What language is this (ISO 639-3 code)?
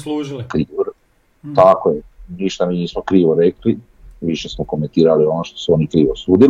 hrv